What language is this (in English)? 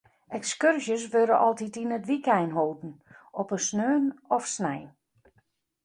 Western Frisian